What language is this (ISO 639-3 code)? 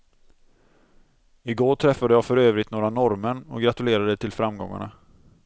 swe